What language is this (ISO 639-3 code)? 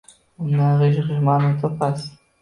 uzb